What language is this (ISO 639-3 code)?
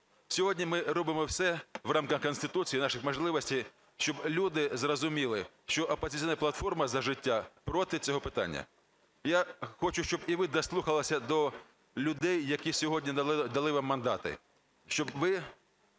ukr